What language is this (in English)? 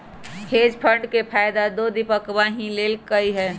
Magahi